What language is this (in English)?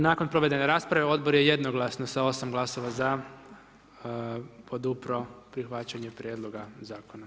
Croatian